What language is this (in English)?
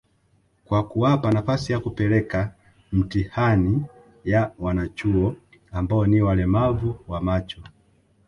Swahili